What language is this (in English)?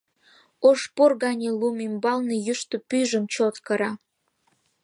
Mari